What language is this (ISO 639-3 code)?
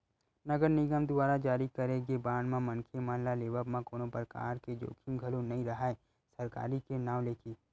hne